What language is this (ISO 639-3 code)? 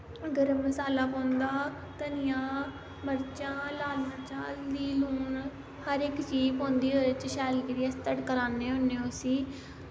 doi